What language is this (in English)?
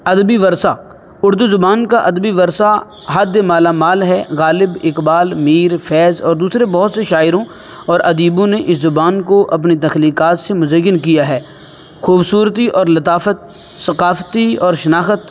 Urdu